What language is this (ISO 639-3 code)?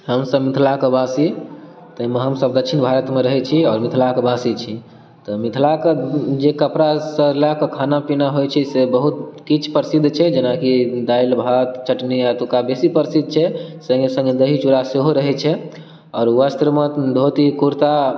mai